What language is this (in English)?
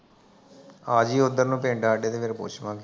Punjabi